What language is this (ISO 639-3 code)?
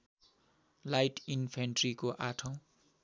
nep